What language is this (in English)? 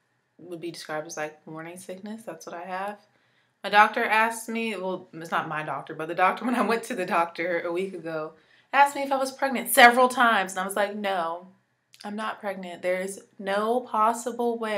English